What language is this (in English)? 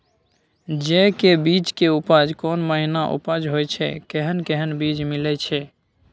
Maithili